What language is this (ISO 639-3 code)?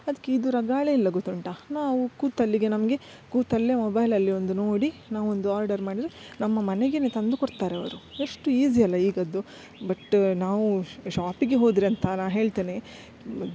kan